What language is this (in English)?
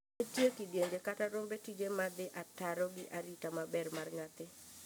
Luo (Kenya and Tanzania)